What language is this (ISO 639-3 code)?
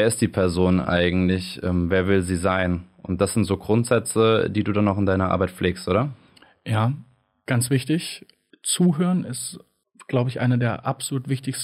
deu